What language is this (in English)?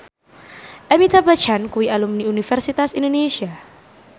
Javanese